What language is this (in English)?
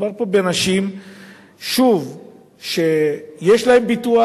Hebrew